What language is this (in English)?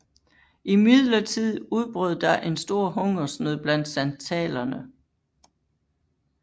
Danish